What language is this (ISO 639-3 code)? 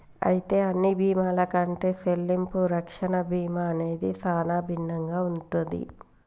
tel